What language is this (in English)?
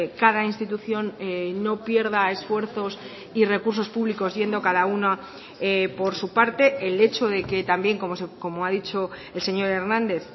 Spanish